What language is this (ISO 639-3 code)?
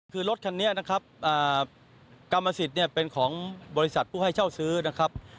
tha